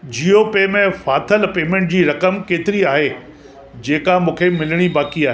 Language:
Sindhi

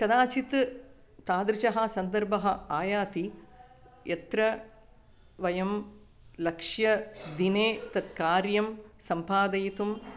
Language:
Sanskrit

